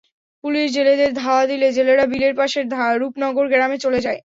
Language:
Bangla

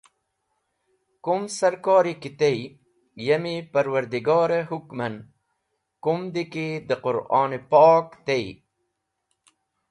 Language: Wakhi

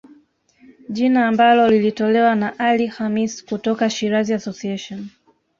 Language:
Swahili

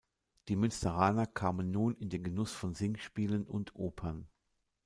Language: German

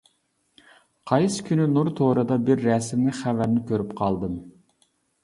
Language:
Uyghur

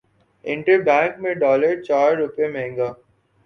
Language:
Urdu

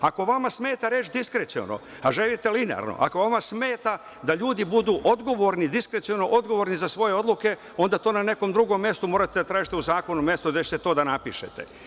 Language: Serbian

